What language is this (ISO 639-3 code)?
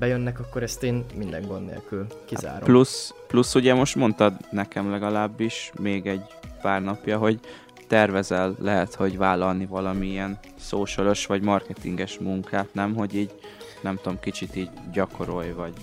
hun